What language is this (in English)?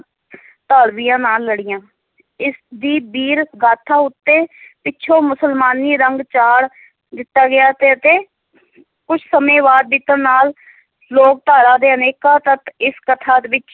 Punjabi